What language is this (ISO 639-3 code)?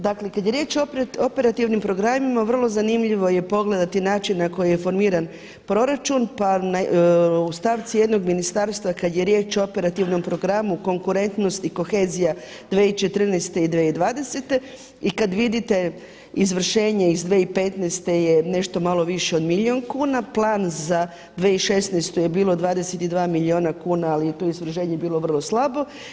hrv